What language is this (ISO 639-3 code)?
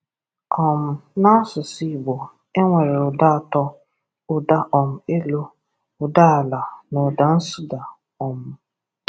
ibo